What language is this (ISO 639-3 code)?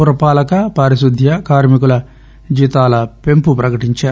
tel